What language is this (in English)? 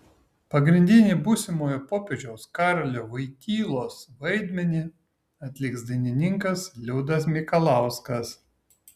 Lithuanian